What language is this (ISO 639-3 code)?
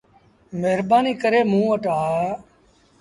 sbn